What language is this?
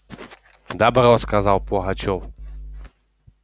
Russian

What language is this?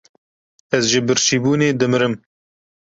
Kurdish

